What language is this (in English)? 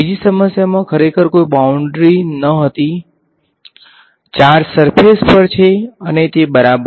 Gujarati